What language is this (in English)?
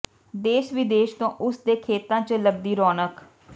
Punjabi